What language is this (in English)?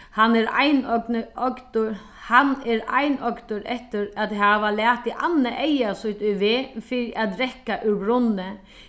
Faroese